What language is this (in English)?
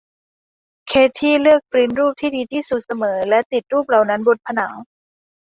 Thai